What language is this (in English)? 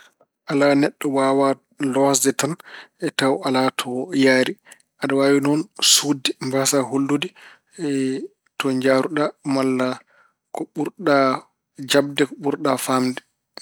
Fula